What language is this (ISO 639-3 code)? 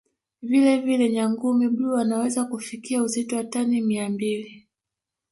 swa